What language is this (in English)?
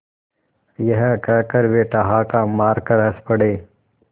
Hindi